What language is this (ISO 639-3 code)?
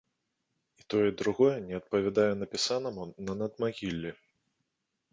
bel